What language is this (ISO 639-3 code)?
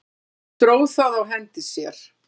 isl